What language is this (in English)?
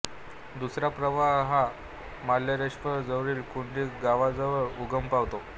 Marathi